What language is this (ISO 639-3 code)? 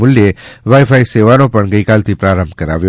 guj